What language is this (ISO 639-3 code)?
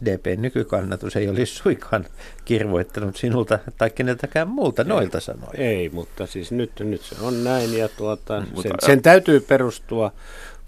fin